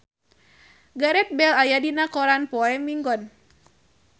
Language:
Sundanese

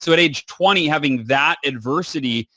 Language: English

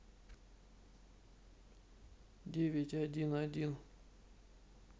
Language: Russian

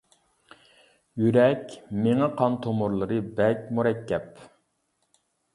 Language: Uyghur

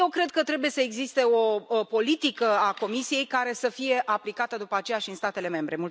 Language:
Romanian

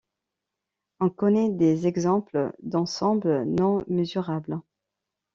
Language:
French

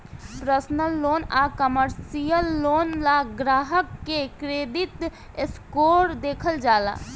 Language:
Bhojpuri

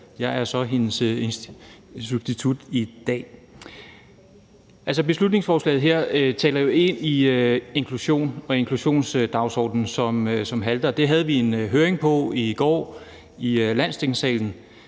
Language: Danish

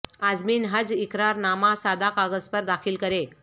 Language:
Urdu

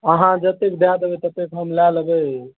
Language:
Maithili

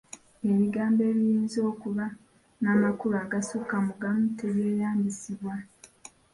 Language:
Ganda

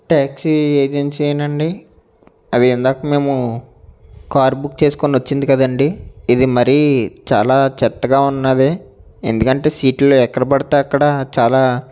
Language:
Telugu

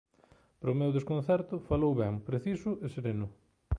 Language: Galician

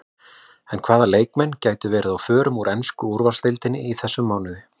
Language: Icelandic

